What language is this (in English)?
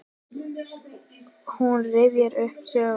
Icelandic